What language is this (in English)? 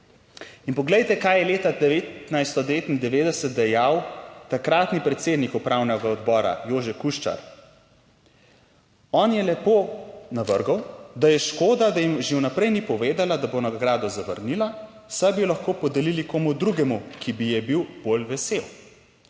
Slovenian